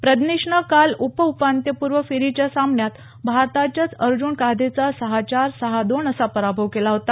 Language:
Marathi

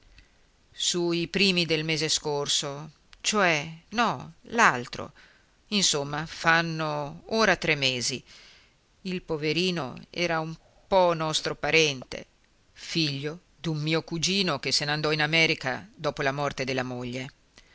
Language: Italian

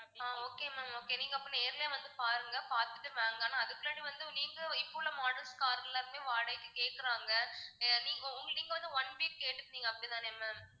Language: Tamil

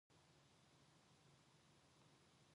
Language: Korean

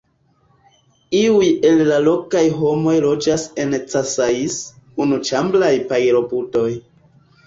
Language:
Esperanto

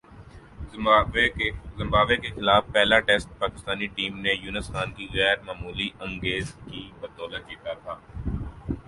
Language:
Urdu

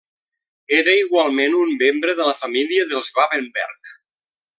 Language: Catalan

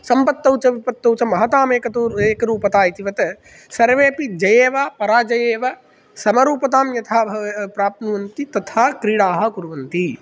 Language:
Sanskrit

